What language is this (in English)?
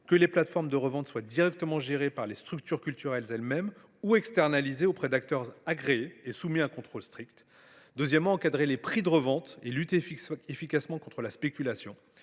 French